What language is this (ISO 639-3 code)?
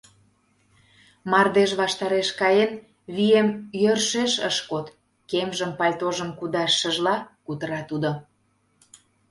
chm